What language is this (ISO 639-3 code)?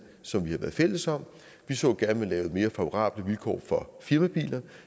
dan